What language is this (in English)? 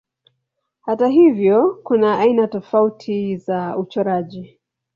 Swahili